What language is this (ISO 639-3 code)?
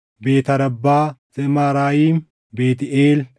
orm